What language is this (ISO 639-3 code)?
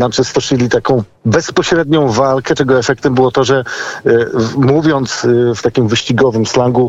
pol